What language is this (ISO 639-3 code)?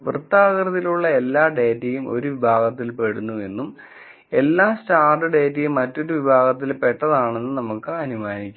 mal